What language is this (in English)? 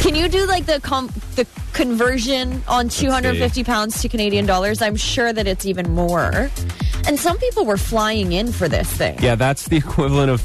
English